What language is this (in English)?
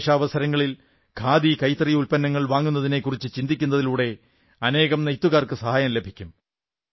Malayalam